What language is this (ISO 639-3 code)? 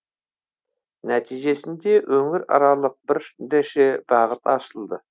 kaz